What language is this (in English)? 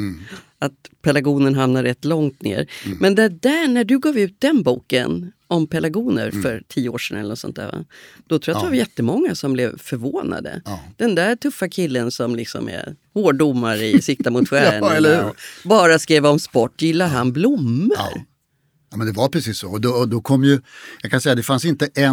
Swedish